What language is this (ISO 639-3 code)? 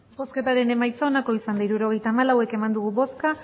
eus